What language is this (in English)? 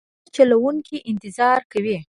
Pashto